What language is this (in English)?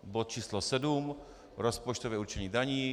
Czech